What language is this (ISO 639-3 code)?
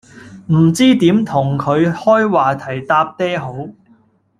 yue